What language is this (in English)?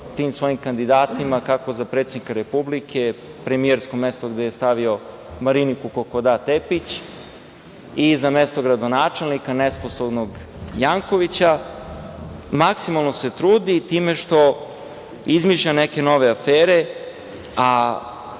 Serbian